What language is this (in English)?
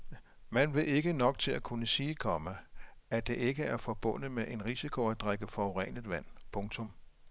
Danish